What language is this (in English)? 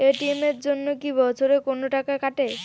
Bangla